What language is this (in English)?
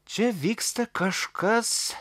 Lithuanian